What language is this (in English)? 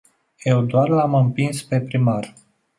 Romanian